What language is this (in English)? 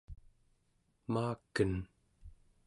Central Yupik